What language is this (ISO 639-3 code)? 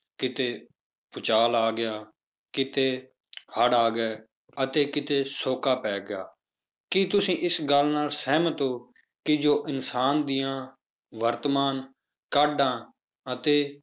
pan